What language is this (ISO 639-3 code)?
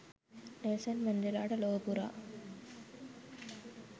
sin